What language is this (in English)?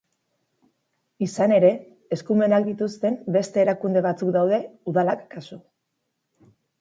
Basque